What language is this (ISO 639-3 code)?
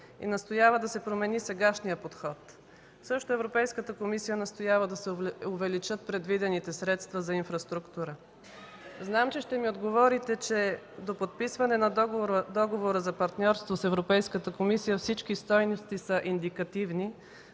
bul